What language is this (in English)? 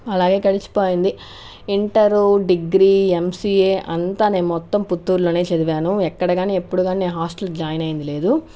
Telugu